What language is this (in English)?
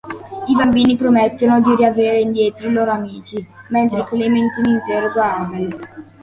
Italian